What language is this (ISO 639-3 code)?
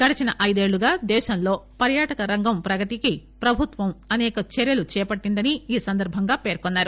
tel